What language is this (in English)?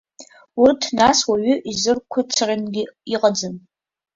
Abkhazian